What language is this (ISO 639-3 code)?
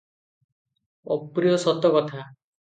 ori